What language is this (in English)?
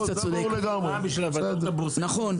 Hebrew